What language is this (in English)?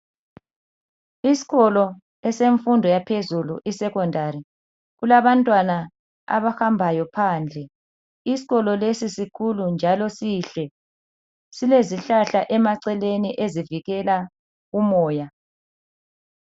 North Ndebele